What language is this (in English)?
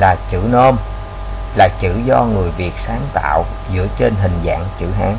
Vietnamese